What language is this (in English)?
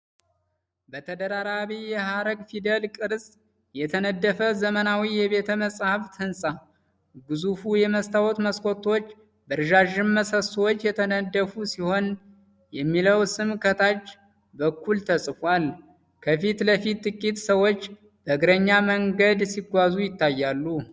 Amharic